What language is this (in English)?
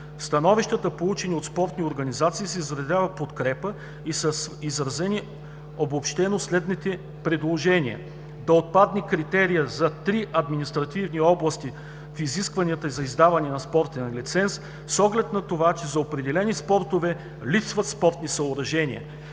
Bulgarian